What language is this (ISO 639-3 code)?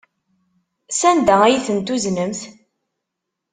kab